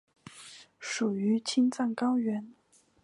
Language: Chinese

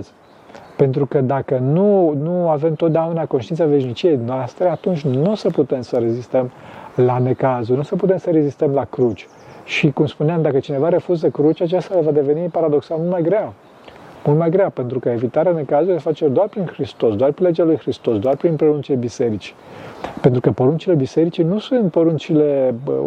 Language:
Romanian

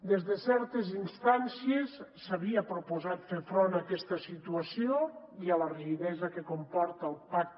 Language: Catalan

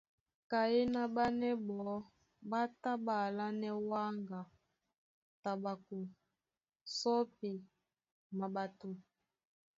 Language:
Duala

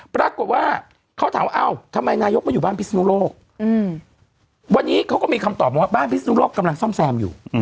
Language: Thai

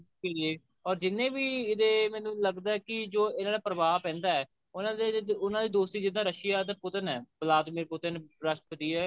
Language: Punjabi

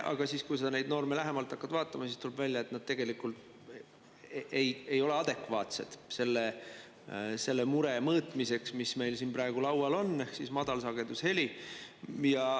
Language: Estonian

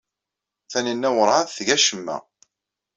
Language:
Kabyle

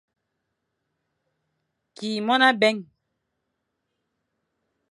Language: Fang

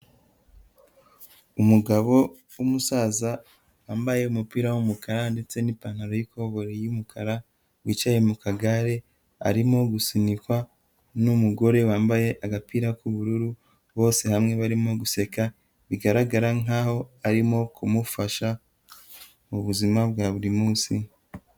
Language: Kinyarwanda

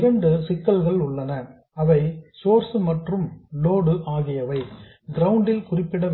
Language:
Tamil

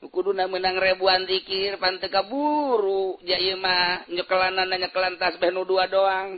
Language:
Indonesian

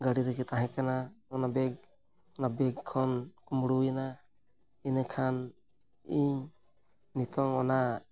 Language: Santali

